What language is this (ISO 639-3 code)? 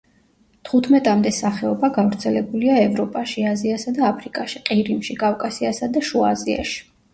kat